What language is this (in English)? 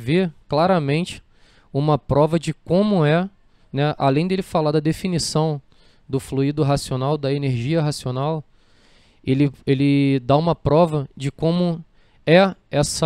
Portuguese